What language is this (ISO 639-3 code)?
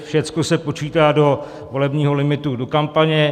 ces